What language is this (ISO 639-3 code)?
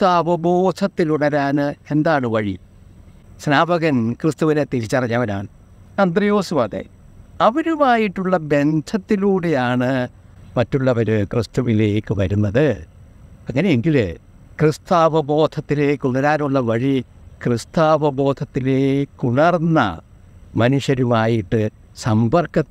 mal